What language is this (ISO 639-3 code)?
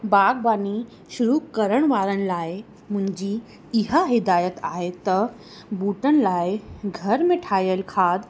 snd